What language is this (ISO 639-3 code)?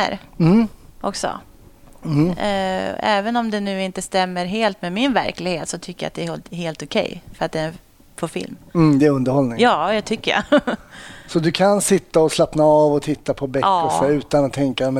swe